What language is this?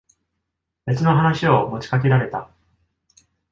Japanese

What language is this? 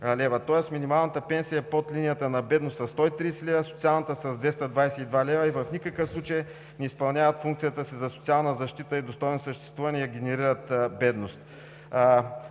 Bulgarian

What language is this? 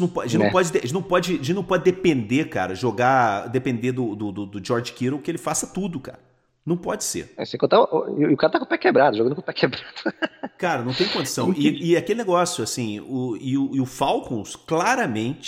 Portuguese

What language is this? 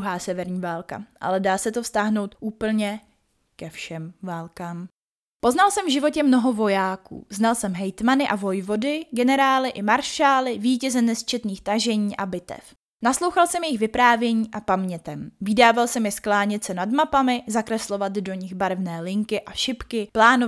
Czech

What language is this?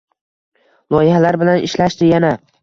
Uzbek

